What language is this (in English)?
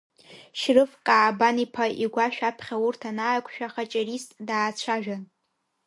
Abkhazian